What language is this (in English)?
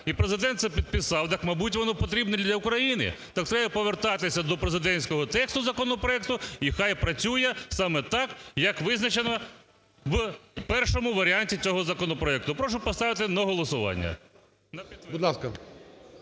Ukrainian